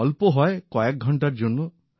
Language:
Bangla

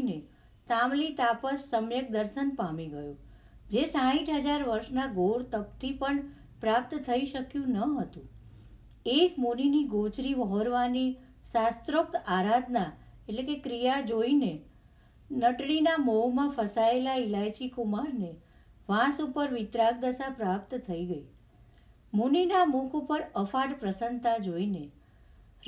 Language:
Gujarati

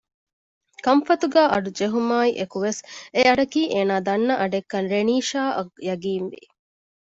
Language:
Divehi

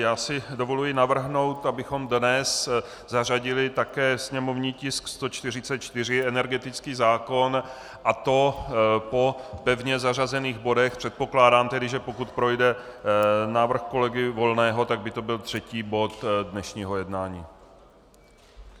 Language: Czech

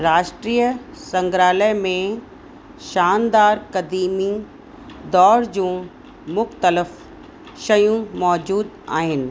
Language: Sindhi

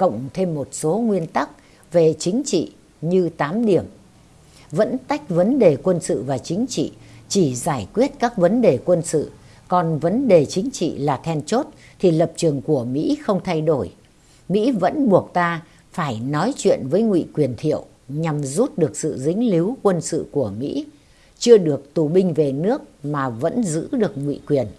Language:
Vietnamese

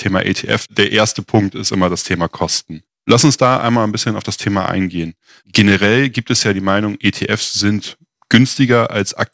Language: German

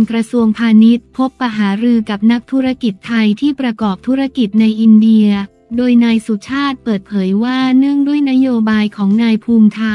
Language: Thai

